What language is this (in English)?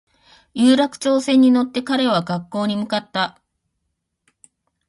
Japanese